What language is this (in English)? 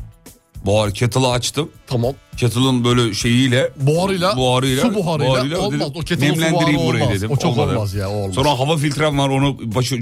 Turkish